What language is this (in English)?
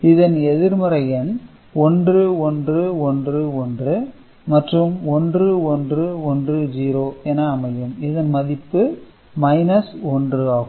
Tamil